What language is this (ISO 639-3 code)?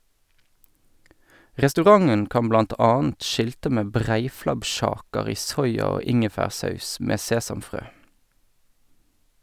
nor